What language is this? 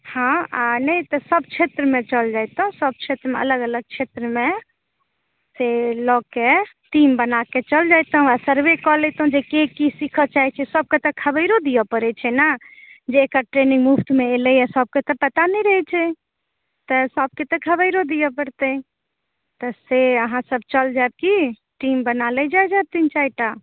Maithili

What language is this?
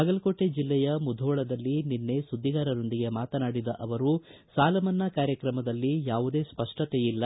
Kannada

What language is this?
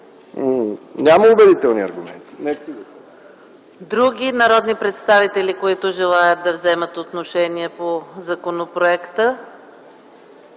Bulgarian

